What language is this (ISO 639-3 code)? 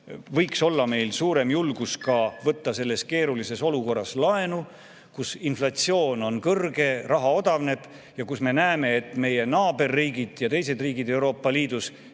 est